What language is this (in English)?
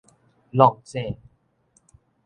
Min Nan Chinese